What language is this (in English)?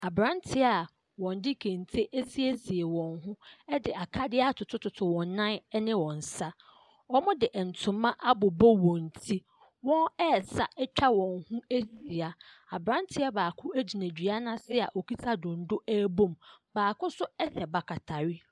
Akan